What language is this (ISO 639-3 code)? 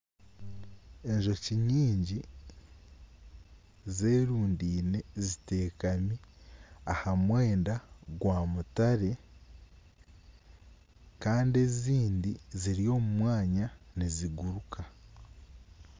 nyn